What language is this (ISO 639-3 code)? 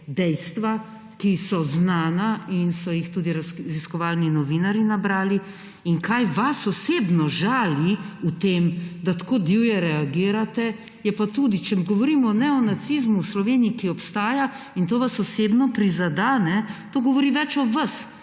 slv